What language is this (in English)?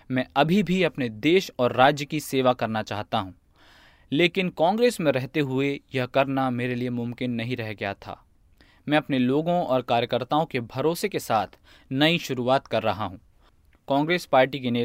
Hindi